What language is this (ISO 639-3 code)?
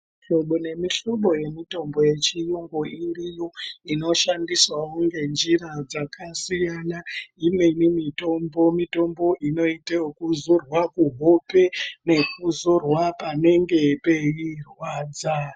ndc